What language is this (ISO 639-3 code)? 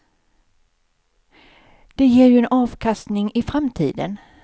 swe